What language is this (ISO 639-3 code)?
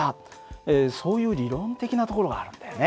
jpn